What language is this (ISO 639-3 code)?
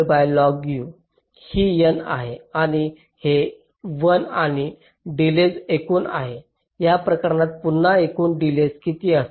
mar